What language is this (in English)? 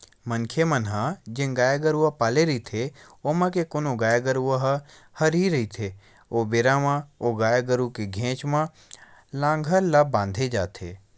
Chhattisgarhi